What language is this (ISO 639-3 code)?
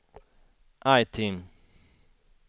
swe